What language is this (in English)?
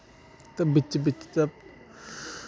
Dogri